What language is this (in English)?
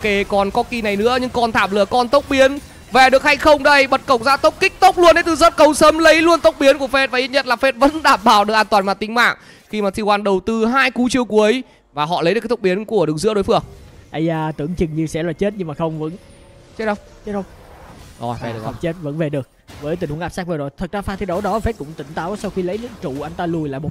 Vietnamese